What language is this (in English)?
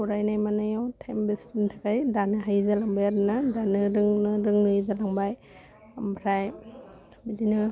Bodo